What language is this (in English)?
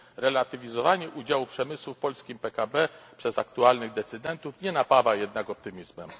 Polish